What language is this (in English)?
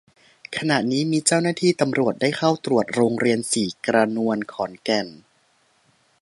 Thai